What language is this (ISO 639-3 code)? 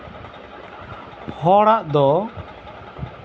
sat